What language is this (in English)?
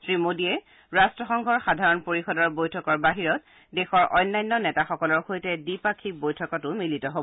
Assamese